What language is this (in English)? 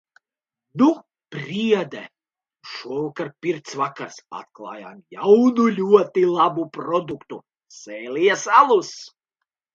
Latvian